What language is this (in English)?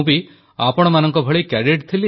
Odia